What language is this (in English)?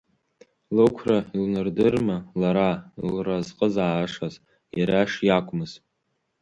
Abkhazian